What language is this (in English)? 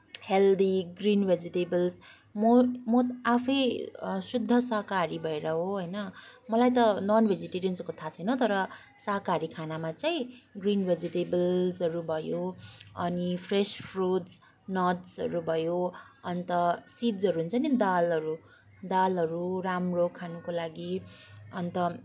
Nepali